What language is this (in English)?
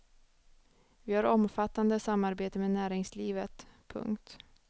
Swedish